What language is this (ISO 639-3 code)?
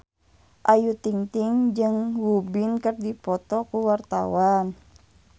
sun